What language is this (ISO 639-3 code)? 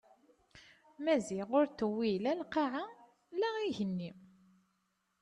kab